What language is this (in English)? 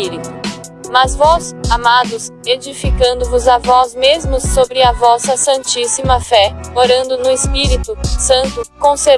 Portuguese